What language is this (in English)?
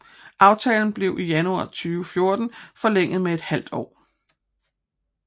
Danish